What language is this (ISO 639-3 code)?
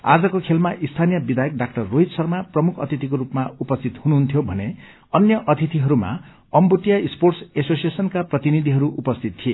nep